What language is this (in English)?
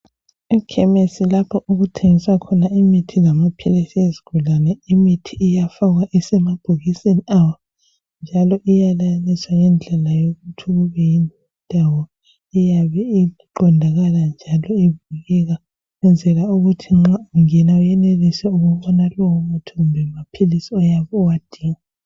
North Ndebele